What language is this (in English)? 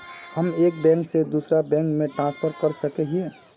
Magahi